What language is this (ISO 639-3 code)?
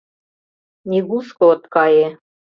chm